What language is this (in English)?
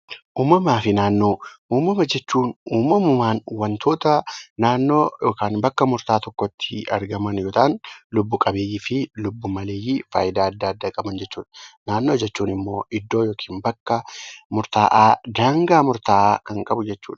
Oromo